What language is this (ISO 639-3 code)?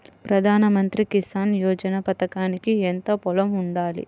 tel